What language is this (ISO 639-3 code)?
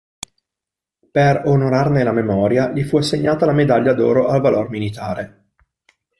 ita